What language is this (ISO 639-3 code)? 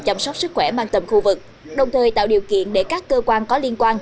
vie